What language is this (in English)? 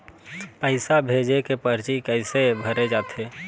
Chhattisgarhi